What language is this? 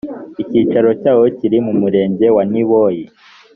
Kinyarwanda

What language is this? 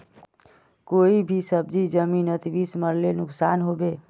Magahi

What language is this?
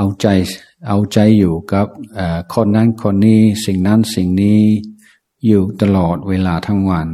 Thai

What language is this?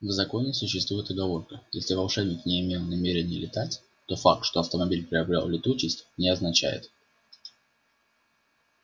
Russian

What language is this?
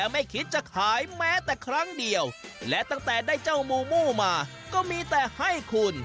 Thai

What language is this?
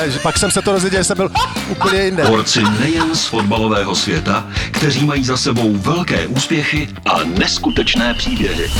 Slovak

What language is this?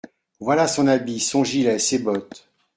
French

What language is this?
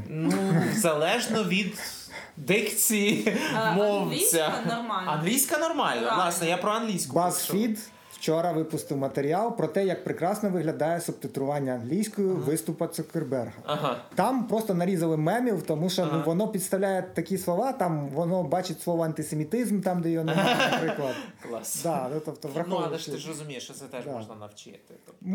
Ukrainian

